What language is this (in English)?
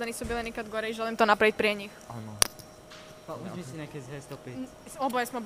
Croatian